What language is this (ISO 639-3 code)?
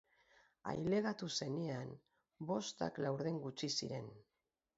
eus